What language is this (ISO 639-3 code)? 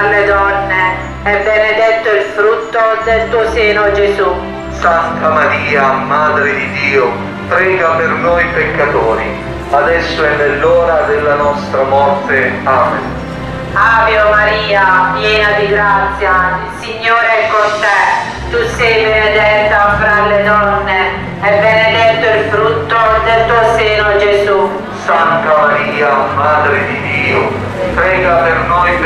ita